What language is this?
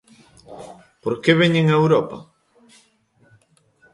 Galician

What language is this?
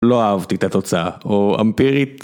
Hebrew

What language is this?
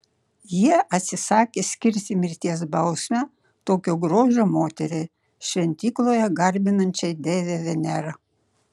Lithuanian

